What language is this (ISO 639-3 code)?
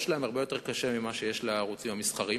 heb